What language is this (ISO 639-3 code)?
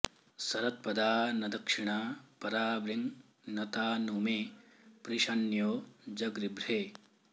san